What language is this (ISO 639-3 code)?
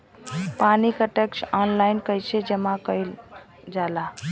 bho